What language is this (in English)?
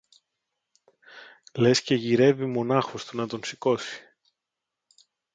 Greek